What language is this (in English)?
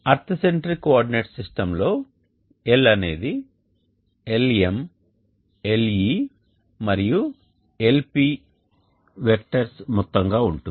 Telugu